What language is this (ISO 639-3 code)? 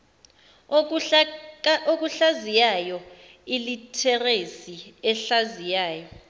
zul